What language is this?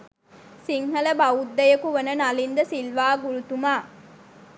Sinhala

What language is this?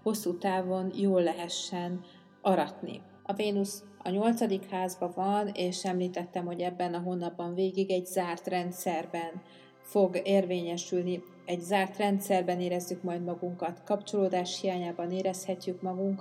Hungarian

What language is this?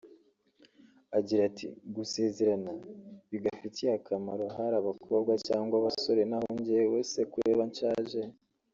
Kinyarwanda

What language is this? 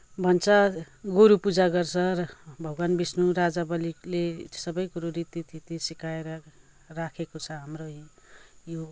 Nepali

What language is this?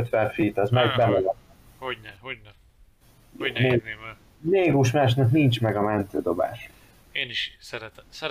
Hungarian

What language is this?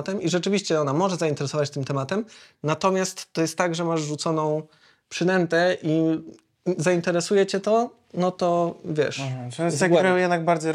Polish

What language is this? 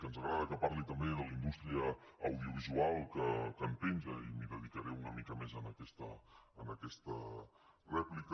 Catalan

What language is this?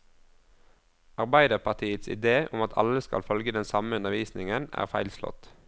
Norwegian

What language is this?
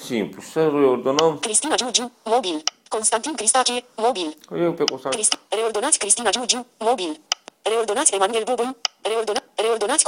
Romanian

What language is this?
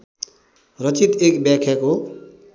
Nepali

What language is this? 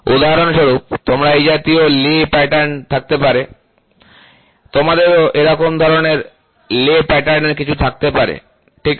Bangla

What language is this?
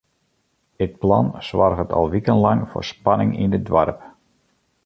Western Frisian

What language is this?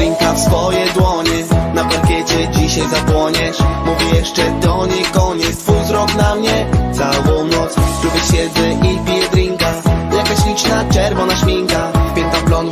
Polish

